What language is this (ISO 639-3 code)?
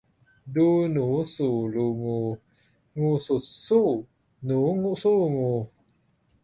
tha